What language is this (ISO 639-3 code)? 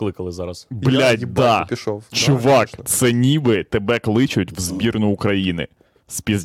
ukr